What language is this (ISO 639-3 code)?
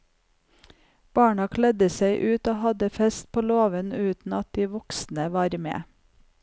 nor